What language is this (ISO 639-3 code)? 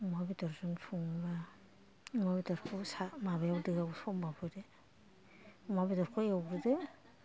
brx